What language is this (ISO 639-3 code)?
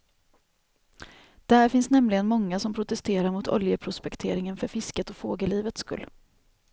swe